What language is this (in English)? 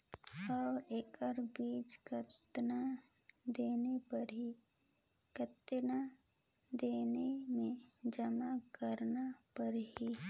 Chhattisgarhi